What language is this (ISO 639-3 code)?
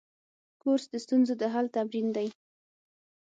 pus